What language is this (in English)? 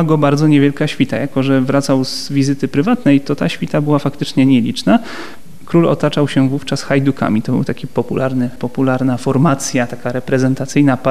Polish